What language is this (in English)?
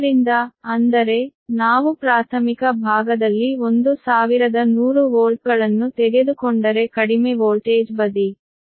Kannada